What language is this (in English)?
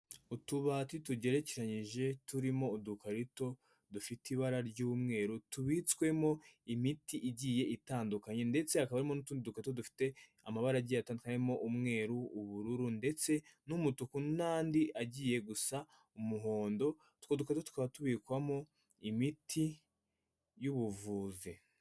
Kinyarwanda